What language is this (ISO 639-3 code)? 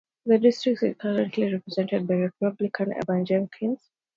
eng